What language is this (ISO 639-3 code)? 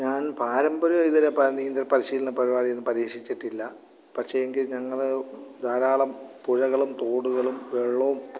mal